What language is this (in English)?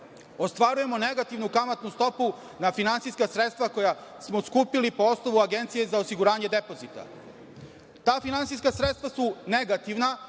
Serbian